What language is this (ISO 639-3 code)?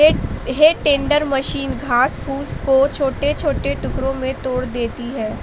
hin